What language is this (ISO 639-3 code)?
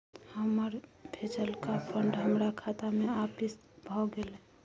mai